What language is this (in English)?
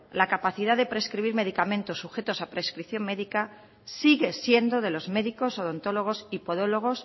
Spanish